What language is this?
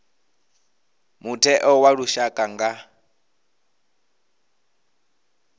Venda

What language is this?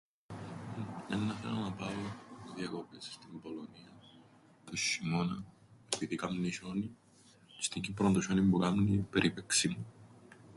Greek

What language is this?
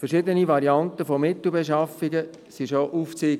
Swiss German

